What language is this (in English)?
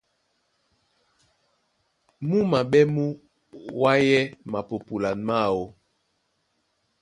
Duala